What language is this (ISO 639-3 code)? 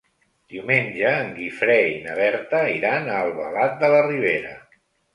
cat